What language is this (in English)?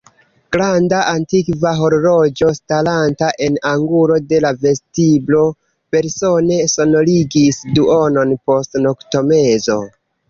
Esperanto